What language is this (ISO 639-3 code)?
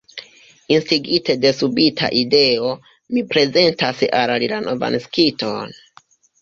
epo